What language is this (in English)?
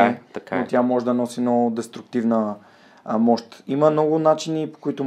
Bulgarian